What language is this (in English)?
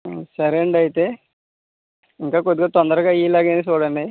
Telugu